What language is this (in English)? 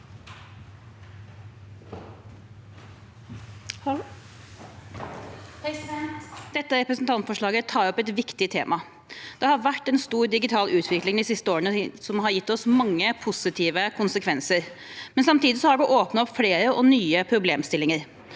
Norwegian